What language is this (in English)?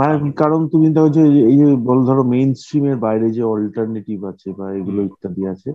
Bangla